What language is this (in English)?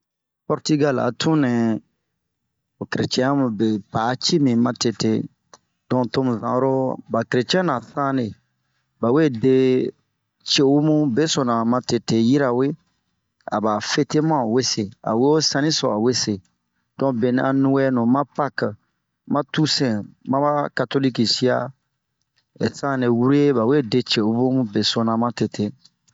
Bomu